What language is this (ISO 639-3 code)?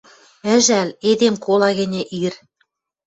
mrj